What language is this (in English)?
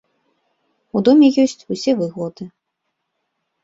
Belarusian